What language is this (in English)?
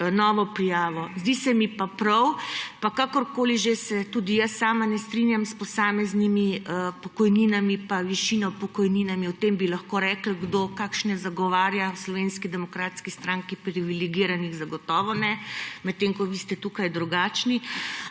Slovenian